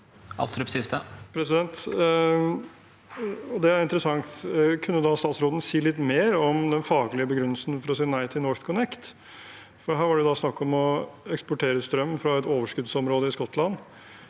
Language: Norwegian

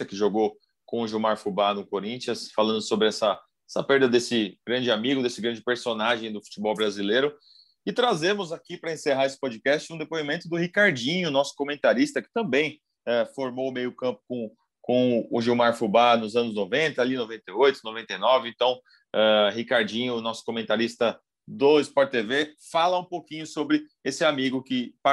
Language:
Portuguese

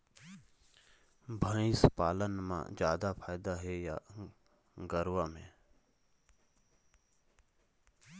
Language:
Chhattisgarhi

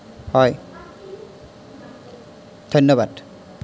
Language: Assamese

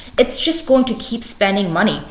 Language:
English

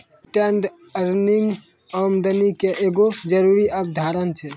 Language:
Maithili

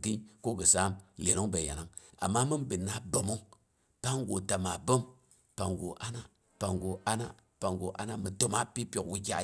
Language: Boghom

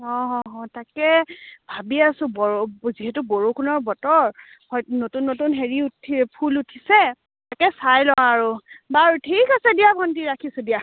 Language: Assamese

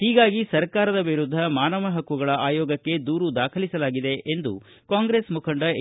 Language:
Kannada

